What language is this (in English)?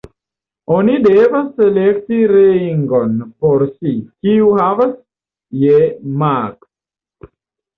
Esperanto